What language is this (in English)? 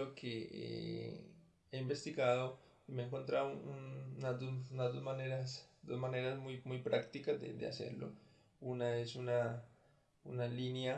Spanish